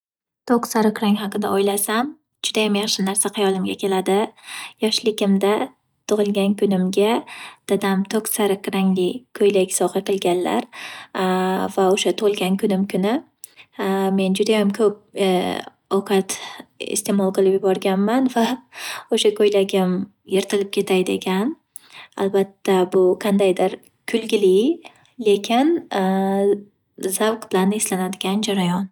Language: Uzbek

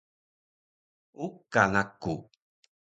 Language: Taroko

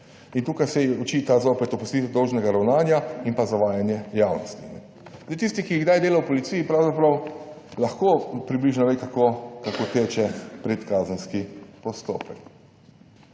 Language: Slovenian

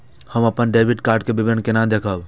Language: Maithili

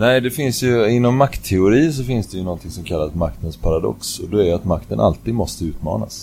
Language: Swedish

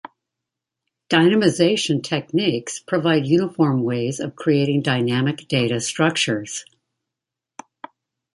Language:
English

